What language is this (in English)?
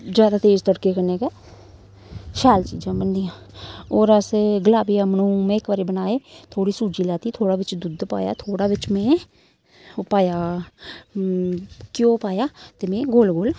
Dogri